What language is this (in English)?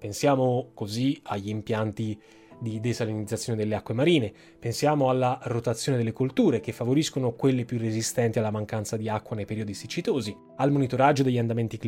Italian